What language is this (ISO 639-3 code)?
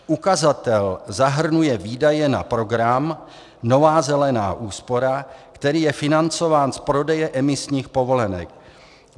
ces